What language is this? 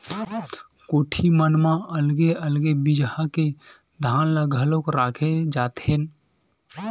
Chhattisgarhi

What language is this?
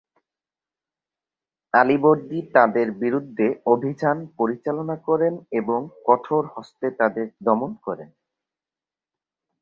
Bangla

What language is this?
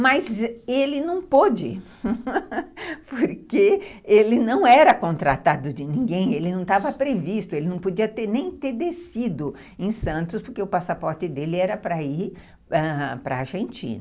Portuguese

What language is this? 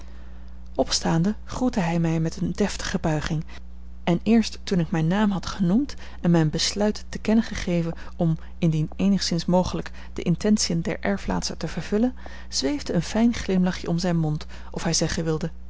Dutch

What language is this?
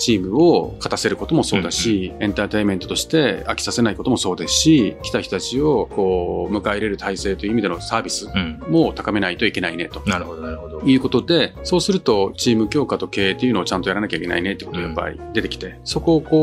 Japanese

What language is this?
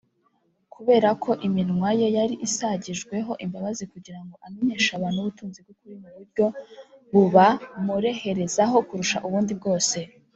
Kinyarwanda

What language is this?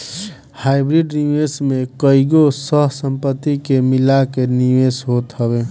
Bhojpuri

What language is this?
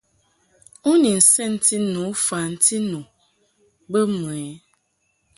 Mungaka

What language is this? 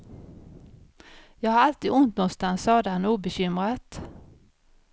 Swedish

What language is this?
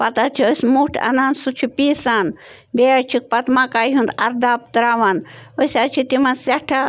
Kashmiri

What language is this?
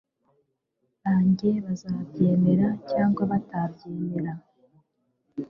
Kinyarwanda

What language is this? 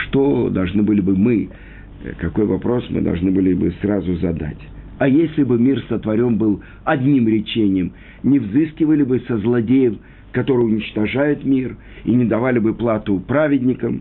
Russian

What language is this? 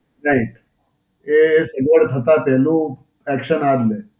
Gujarati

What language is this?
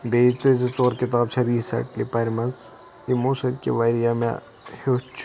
Kashmiri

